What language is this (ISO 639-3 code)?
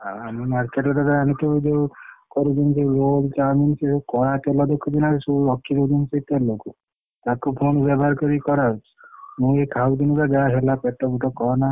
ori